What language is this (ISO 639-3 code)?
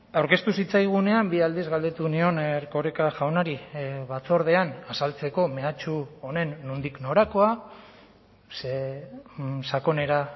eus